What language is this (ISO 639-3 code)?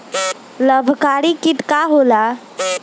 bho